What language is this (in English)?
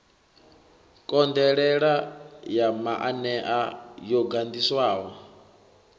Venda